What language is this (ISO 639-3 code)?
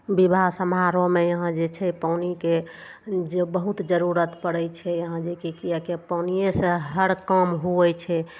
mai